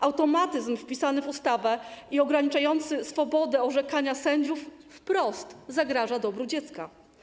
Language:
Polish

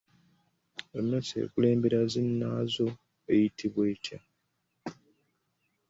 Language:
Ganda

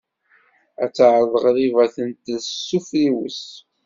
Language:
Kabyle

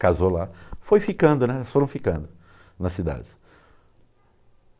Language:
Portuguese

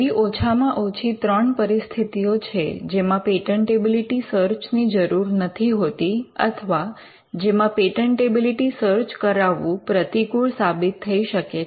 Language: Gujarati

